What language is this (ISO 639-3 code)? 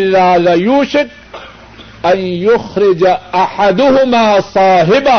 urd